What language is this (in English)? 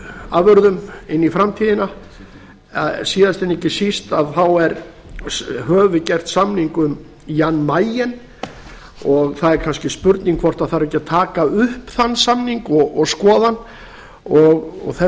Icelandic